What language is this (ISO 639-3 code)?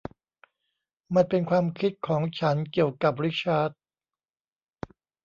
tha